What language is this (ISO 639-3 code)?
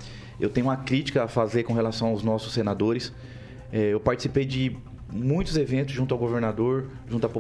por